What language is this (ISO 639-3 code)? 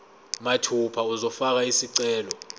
zul